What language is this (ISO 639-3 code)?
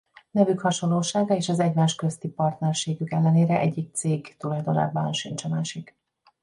hun